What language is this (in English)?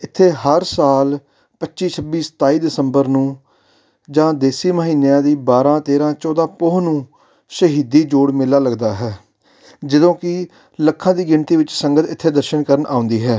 Punjabi